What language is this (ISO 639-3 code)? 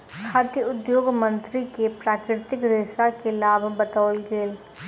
mai